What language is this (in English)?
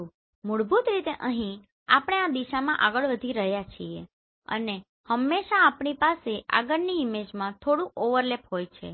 Gujarati